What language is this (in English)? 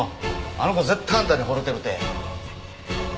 Japanese